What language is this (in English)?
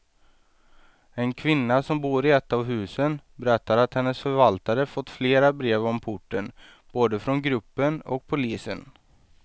Swedish